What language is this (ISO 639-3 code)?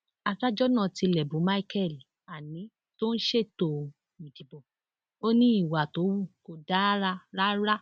yor